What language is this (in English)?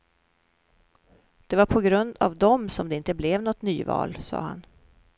Swedish